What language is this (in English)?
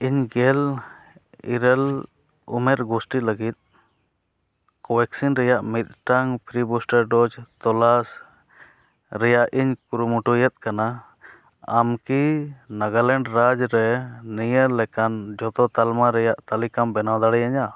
Santali